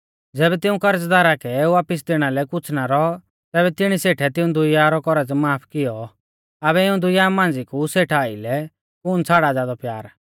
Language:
Mahasu Pahari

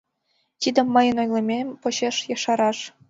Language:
Mari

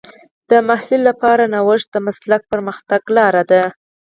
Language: Pashto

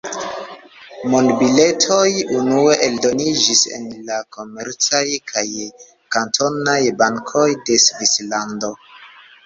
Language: Esperanto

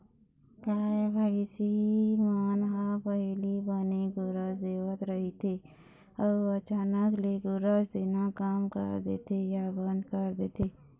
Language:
Chhattisgarhi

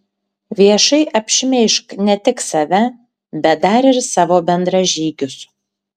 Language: Lithuanian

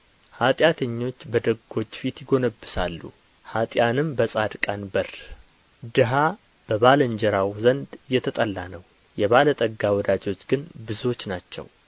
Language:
Amharic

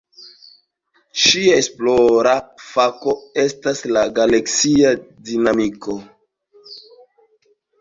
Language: Esperanto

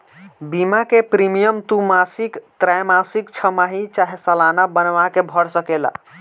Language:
Bhojpuri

